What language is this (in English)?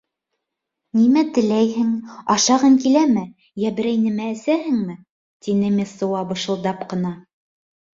Bashkir